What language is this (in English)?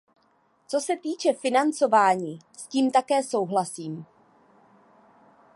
Czech